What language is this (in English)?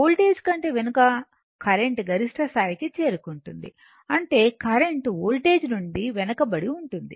Telugu